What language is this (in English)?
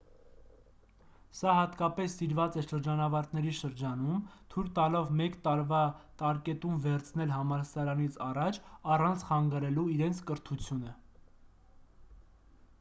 Armenian